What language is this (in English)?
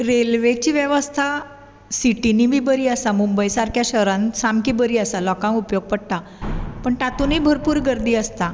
Konkani